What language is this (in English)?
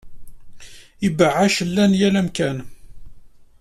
Kabyle